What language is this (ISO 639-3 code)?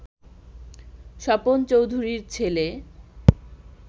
ben